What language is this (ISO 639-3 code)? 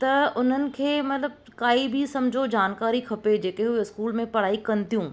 snd